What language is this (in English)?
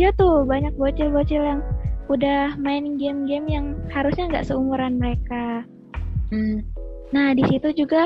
Indonesian